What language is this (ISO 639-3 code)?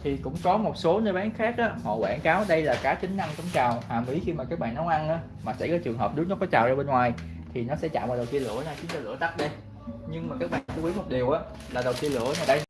vie